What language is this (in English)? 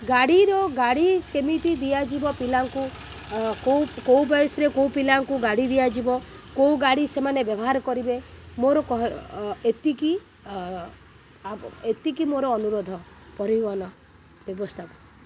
Odia